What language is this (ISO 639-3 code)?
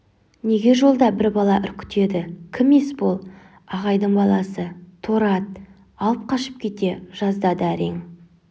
kaz